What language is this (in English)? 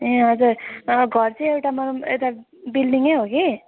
Nepali